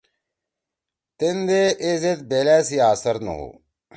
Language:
Torwali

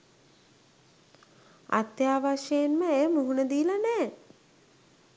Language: Sinhala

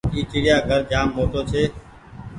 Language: Goaria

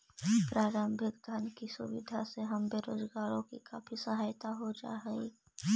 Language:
Magahi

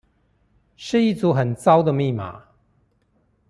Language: Chinese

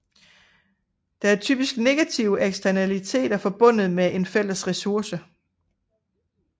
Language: Danish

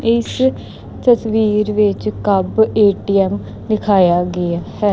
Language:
Punjabi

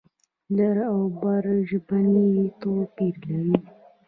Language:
Pashto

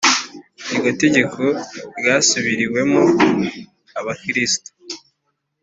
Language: Kinyarwanda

